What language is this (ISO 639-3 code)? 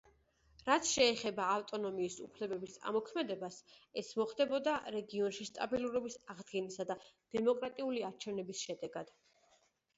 kat